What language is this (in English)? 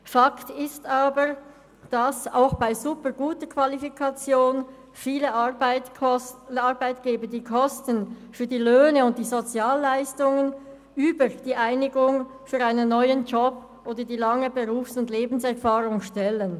Swiss German